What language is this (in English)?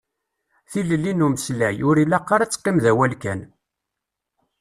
Kabyle